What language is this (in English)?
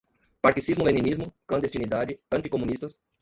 Portuguese